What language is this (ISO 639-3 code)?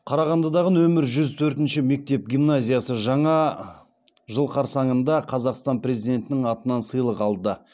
kaz